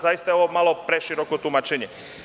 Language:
Serbian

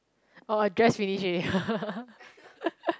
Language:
English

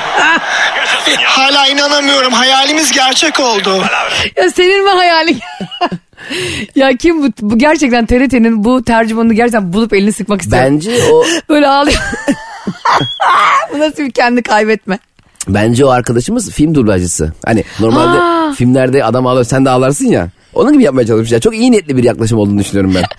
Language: Turkish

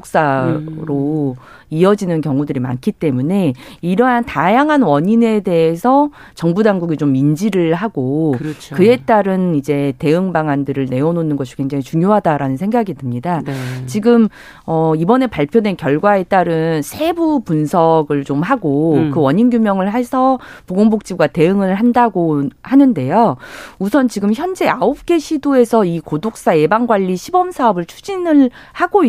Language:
Korean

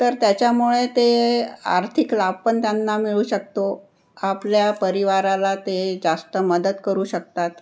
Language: Marathi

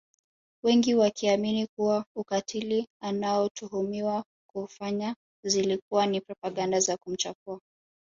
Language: Swahili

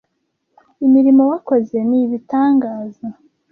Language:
Kinyarwanda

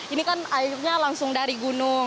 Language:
Indonesian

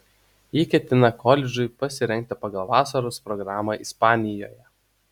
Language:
Lithuanian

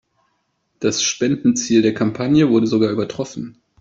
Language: German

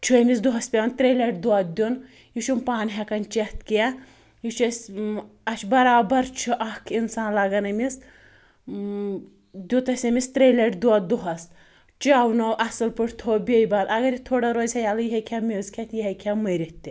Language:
Kashmiri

